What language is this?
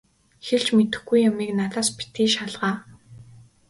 Mongolian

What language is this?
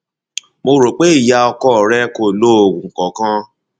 Yoruba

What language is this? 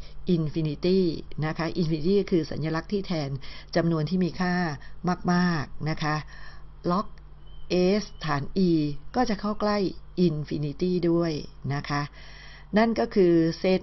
Thai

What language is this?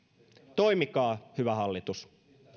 Finnish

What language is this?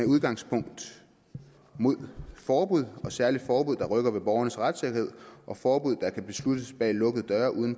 Danish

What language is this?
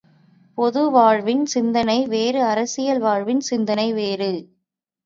Tamil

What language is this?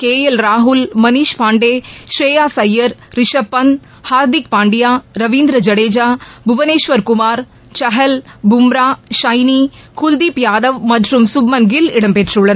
Tamil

